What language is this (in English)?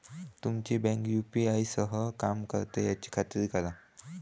Marathi